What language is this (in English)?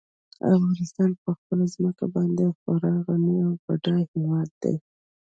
Pashto